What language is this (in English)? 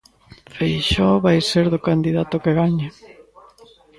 Galician